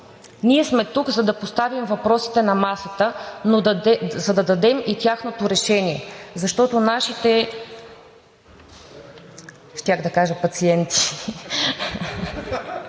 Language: Bulgarian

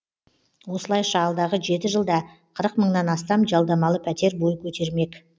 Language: Kazakh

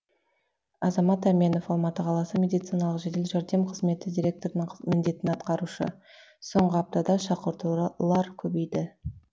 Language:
Kazakh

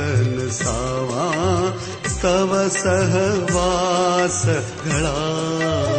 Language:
Marathi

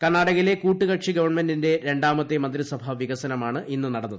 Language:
Malayalam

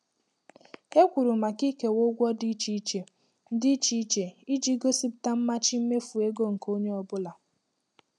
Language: Igbo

